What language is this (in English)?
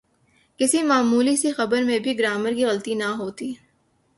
Urdu